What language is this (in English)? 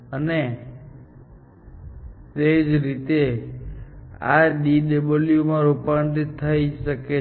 Gujarati